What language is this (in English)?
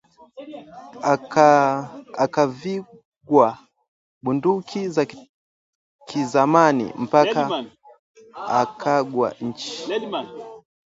Swahili